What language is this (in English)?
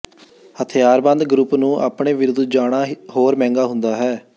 Punjabi